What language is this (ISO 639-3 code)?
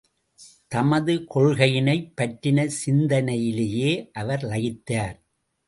tam